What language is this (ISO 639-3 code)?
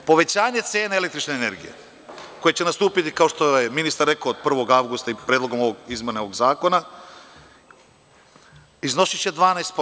srp